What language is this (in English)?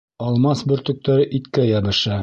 Bashkir